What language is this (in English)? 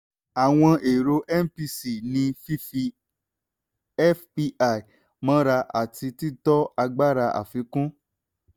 Yoruba